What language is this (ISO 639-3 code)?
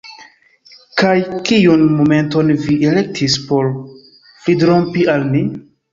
epo